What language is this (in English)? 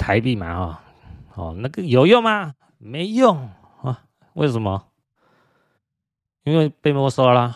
Chinese